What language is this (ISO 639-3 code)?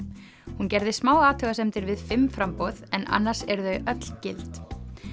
isl